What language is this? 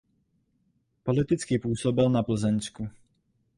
Czech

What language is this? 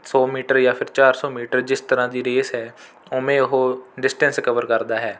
Punjabi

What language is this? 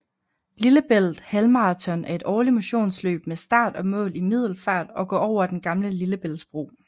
Danish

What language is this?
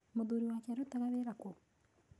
Kikuyu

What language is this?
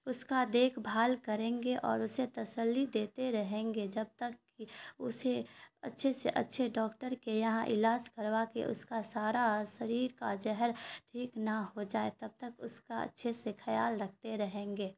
Urdu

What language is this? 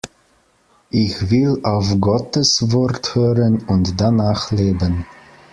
German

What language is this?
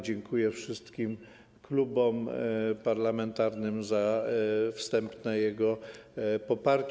Polish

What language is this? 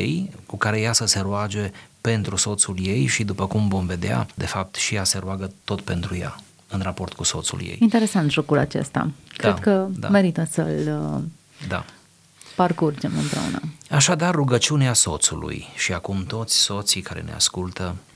Romanian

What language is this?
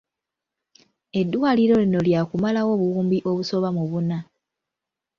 Ganda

